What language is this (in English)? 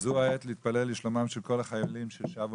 Hebrew